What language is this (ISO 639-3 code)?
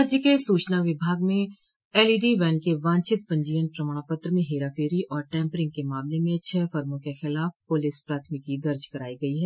hin